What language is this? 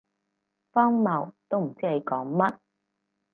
Cantonese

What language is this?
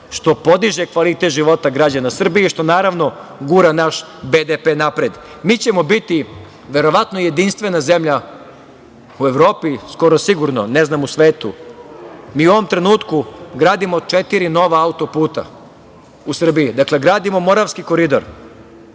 Serbian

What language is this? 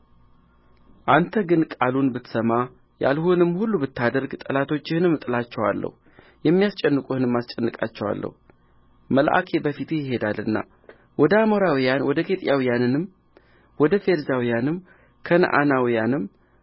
Amharic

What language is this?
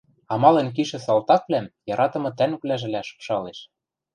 Western Mari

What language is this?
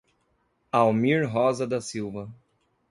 Portuguese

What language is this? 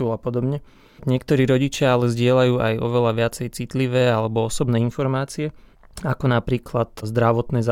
Slovak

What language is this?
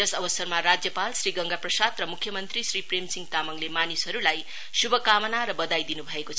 Nepali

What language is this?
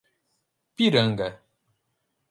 Portuguese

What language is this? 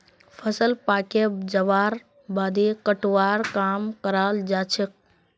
Magahi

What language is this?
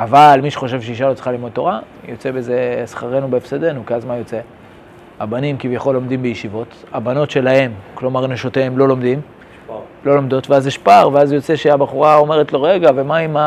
Hebrew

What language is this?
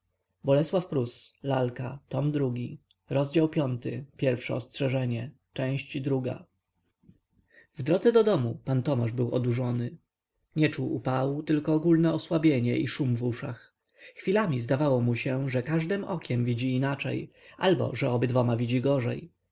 Polish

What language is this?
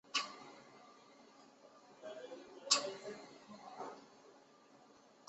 Chinese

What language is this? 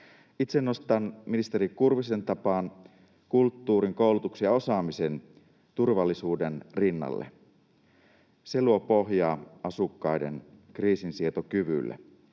Finnish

